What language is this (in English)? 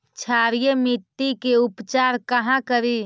Magahi